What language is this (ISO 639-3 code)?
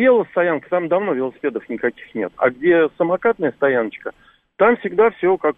rus